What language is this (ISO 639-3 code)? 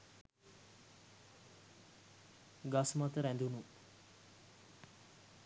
sin